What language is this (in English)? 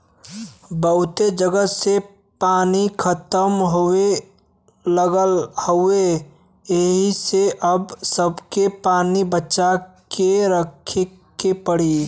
Bhojpuri